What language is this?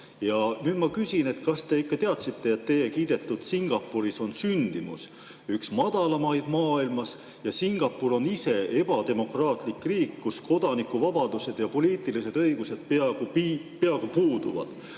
Estonian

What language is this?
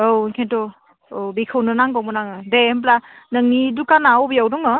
Bodo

